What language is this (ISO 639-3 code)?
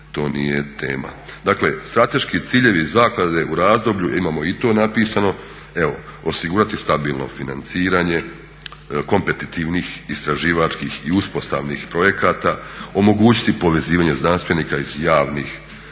hrv